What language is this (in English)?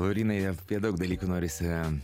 Lithuanian